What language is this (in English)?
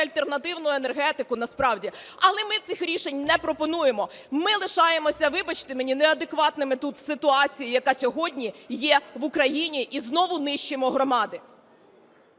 Ukrainian